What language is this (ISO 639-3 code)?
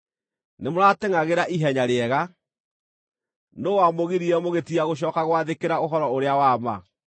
kik